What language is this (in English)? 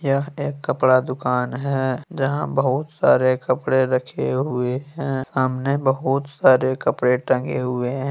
Hindi